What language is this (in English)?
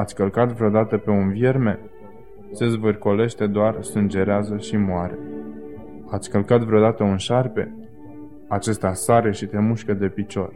Romanian